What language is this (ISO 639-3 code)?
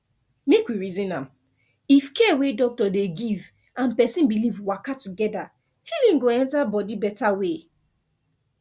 pcm